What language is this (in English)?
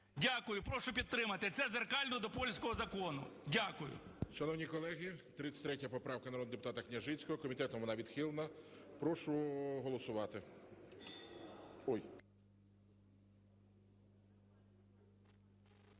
Ukrainian